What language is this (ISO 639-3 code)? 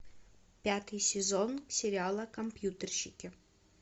rus